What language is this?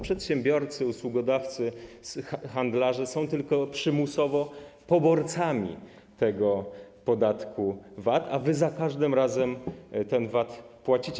Polish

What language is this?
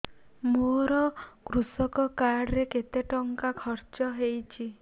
Odia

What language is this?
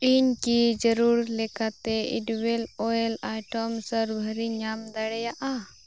Santali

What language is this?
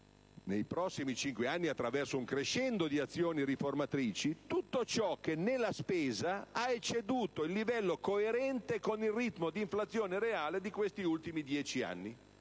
Italian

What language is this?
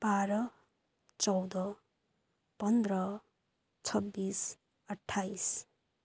Nepali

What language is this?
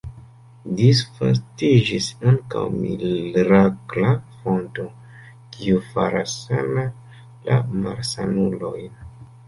Esperanto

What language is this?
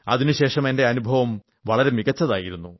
Malayalam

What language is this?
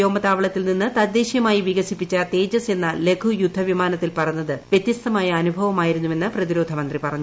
Malayalam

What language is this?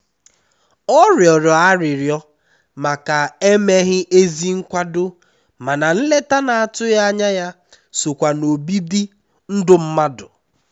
Igbo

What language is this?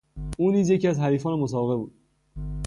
Persian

